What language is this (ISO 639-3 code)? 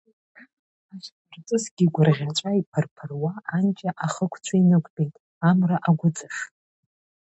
abk